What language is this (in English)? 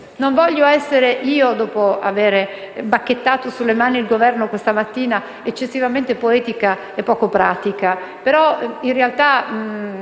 Italian